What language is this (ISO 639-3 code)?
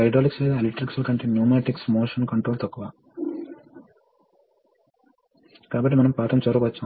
tel